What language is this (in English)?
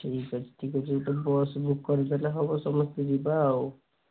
Odia